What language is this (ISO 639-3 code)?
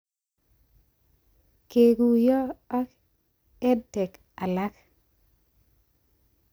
kln